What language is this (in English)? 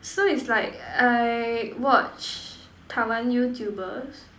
English